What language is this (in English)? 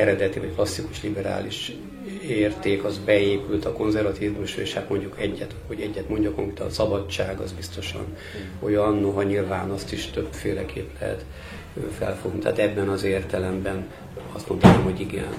Hungarian